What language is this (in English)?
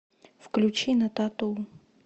Russian